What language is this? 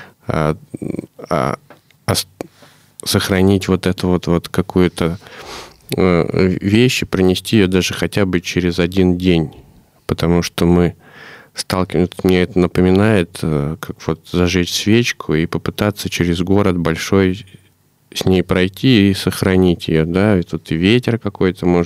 Russian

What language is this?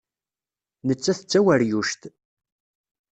Kabyle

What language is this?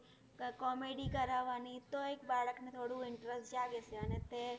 Gujarati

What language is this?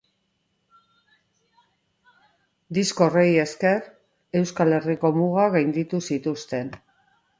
Basque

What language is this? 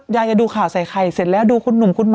Thai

